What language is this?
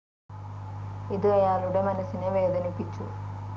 Malayalam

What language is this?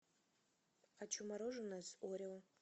Russian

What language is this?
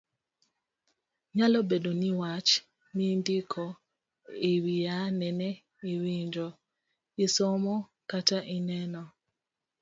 Luo (Kenya and Tanzania)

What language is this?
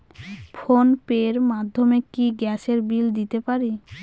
Bangla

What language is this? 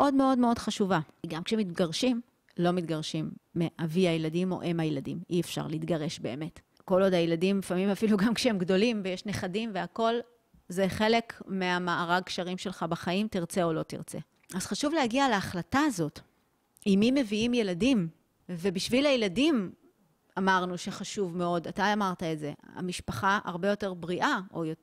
Hebrew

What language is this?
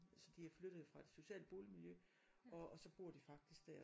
Danish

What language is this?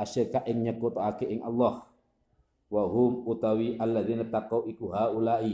Indonesian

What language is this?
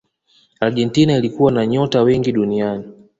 Swahili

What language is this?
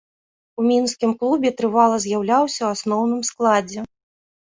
Belarusian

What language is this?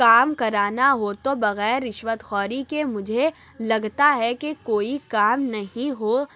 Urdu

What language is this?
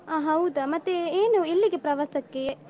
Kannada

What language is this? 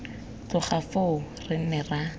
Tswana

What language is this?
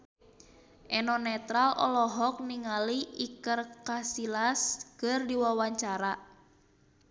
Sundanese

